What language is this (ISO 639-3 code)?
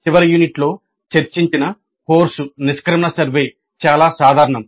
tel